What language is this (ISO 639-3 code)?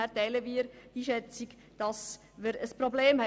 gsw